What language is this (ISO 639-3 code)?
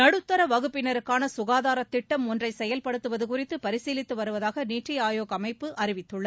tam